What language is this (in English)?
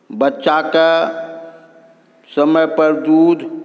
Maithili